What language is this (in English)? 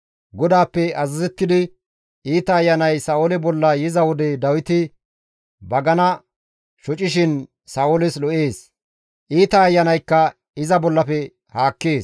Gamo